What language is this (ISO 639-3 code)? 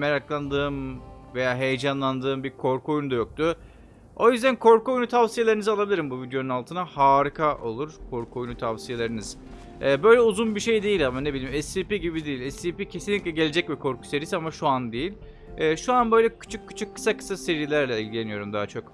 tur